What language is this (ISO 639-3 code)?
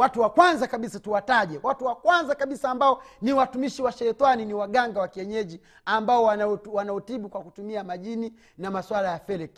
swa